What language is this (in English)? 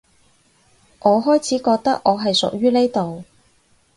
Cantonese